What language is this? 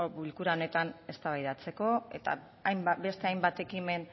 Basque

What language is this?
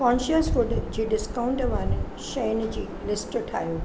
Sindhi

